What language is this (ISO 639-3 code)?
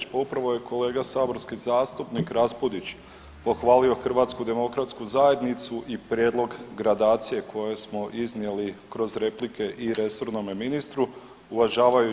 hrv